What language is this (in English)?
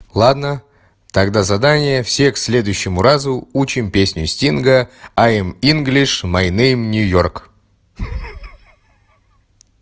Russian